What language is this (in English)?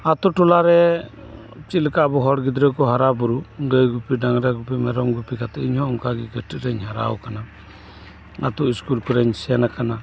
Santali